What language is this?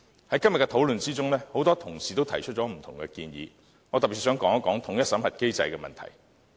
Cantonese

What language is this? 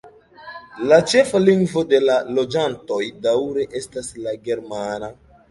Esperanto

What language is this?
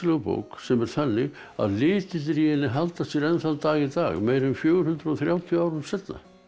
Icelandic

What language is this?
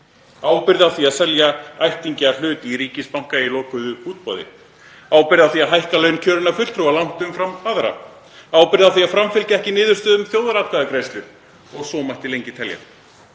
Icelandic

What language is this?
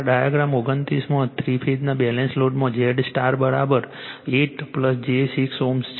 Gujarati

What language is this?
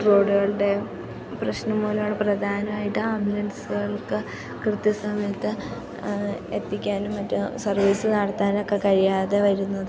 Malayalam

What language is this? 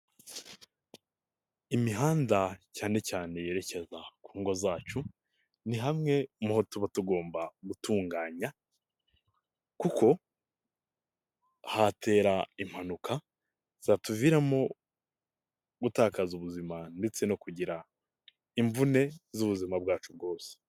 Kinyarwanda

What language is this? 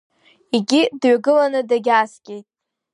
Abkhazian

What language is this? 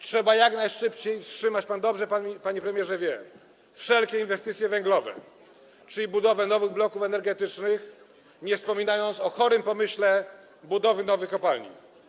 Polish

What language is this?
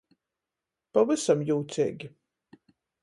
Latgalian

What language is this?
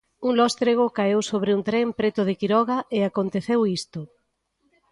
Galician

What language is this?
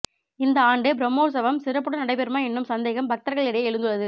Tamil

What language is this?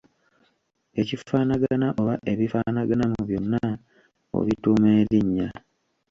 Ganda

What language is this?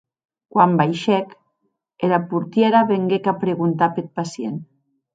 Occitan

